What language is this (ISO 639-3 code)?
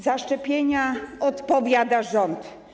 pol